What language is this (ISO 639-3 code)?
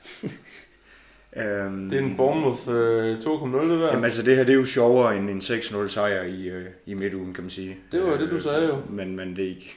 dan